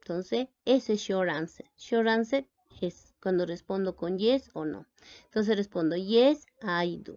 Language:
Spanish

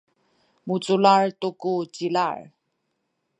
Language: Sakizaya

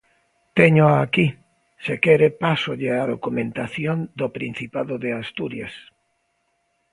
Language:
Galician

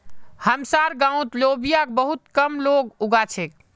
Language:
Magahi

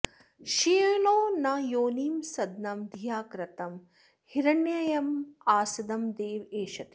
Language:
Sanskrit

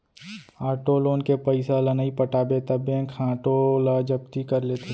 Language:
Chhattisgarhi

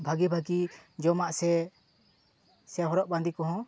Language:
Santali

